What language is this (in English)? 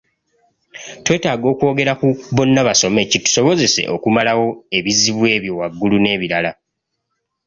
Ganda